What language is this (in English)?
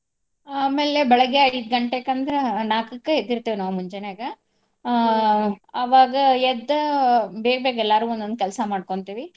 Kannada